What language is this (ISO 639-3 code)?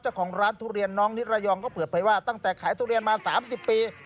tha